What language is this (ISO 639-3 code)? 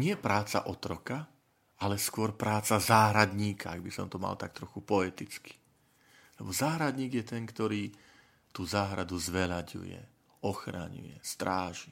slk